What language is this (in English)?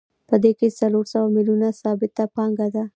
Pashto